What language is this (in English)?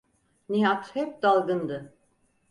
Turkish